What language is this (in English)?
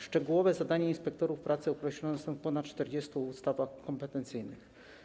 Polish